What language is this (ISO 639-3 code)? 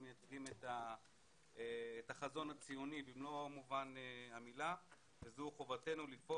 heb